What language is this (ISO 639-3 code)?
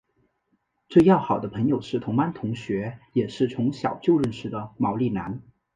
zho